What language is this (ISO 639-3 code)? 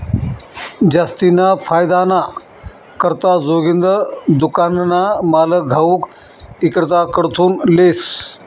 mar